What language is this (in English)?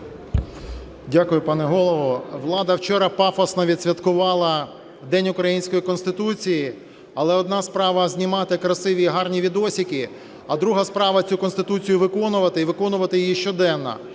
Ukrainian